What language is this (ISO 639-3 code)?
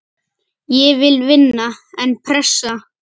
isl